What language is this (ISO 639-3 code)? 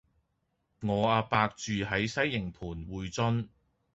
yue